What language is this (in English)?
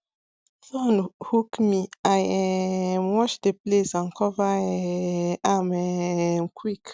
Nigerian Pidgin